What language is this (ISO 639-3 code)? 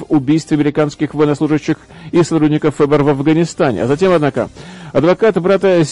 rus